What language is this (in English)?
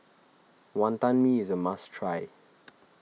English